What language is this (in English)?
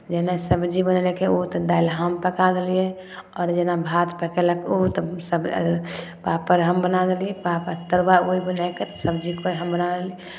Maithili